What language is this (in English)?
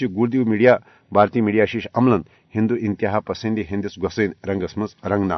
Urdu